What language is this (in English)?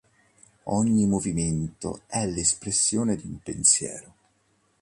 Italian